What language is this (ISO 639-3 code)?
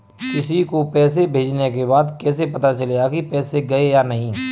hin